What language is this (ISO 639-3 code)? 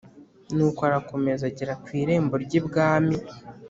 kin